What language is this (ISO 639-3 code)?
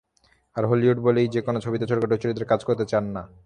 ben